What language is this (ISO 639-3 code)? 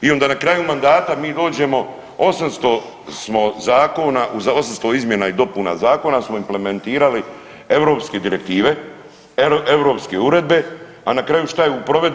hrv